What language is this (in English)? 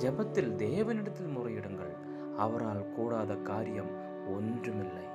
Tamil